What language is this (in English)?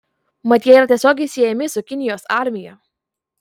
Lithuanian